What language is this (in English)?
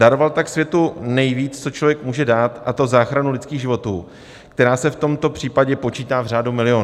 Czech